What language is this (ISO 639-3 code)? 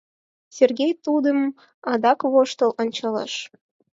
chm